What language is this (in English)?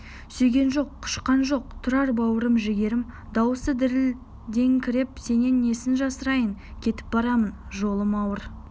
Kazakh